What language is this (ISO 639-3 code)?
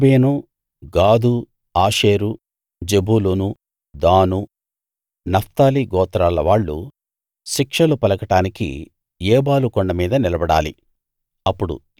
tel